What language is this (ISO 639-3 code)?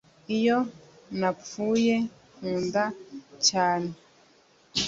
kin